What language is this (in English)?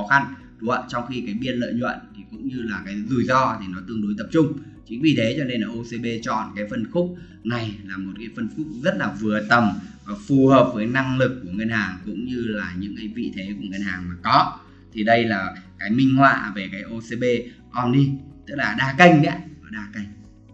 Vietnamese